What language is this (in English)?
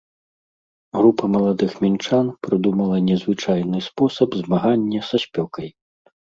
Belarusian